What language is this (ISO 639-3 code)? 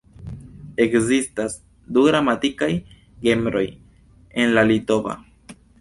epo